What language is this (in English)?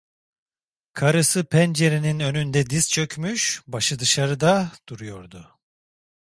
Turkish